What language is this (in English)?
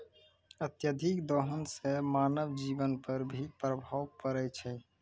Maithili